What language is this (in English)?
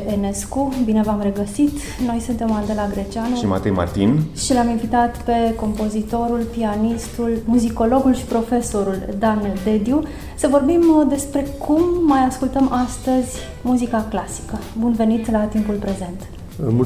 Romanian